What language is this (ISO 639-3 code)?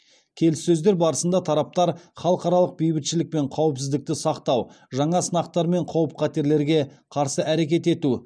kaz